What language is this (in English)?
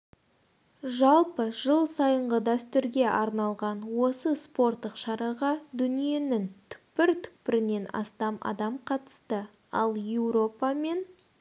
Kazakh